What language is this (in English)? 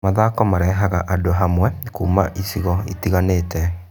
Kikuyu